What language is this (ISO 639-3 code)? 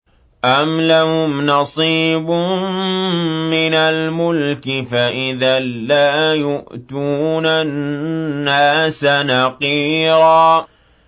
ara